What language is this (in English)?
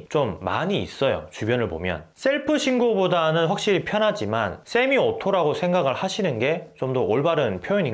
Korean